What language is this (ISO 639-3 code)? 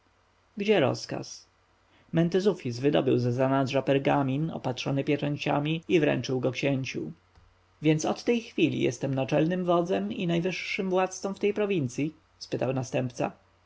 pol